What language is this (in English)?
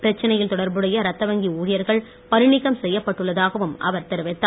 Tamil